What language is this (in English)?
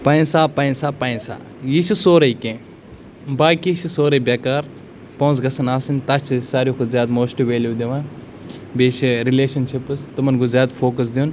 Kashmiri